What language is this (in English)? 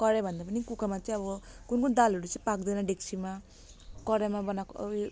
Nepali